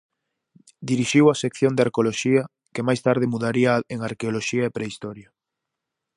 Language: Galician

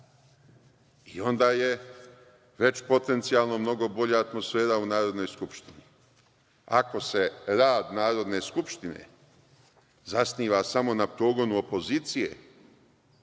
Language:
Serbian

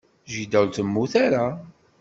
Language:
Kabyle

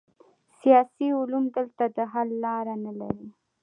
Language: Pashto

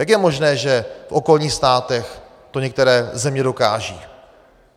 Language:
Czech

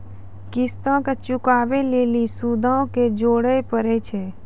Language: Maithili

